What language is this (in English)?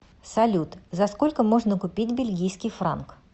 Russian